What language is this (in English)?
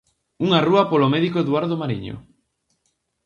Galician